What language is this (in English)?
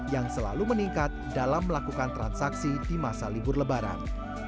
Indonesian